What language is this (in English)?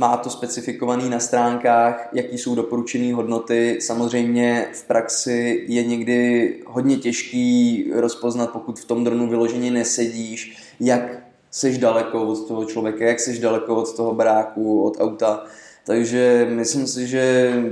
Czech